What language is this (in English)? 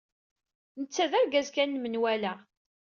Kabyle